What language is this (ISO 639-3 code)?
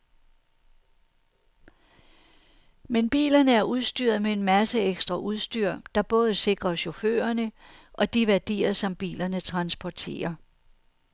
dan